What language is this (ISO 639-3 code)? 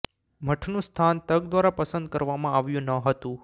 guj